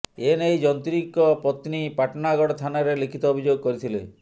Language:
Odia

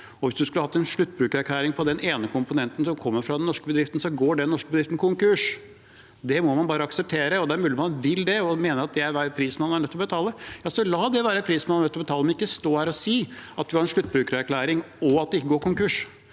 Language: Norwegian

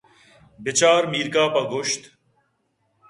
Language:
Eastern Balochi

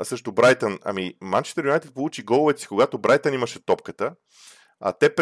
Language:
Bulgarian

